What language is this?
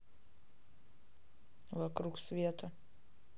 Russian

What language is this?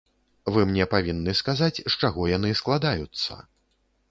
Belarusian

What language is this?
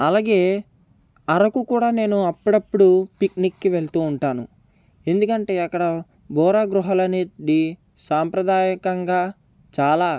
Telugu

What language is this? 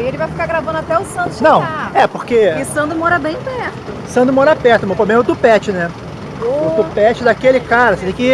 Portuguese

